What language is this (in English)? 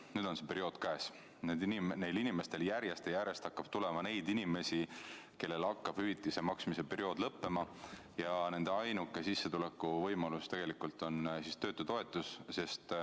Estonian